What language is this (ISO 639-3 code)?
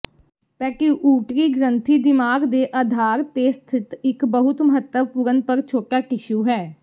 pan